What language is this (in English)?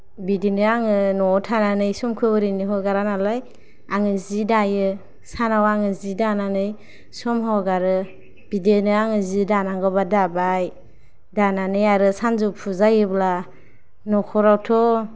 Bodo